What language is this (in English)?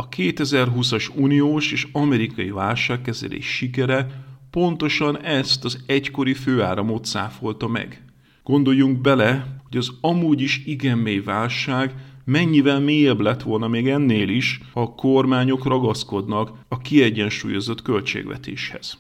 Hungarian